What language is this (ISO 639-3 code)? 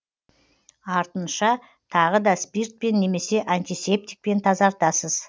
kaz